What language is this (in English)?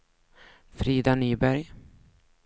Swedish